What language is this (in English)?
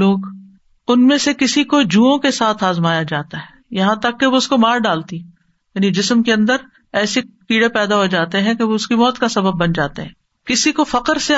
Urdu